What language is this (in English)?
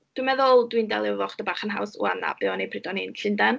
Welsh